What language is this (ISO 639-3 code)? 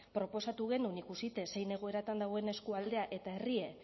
eus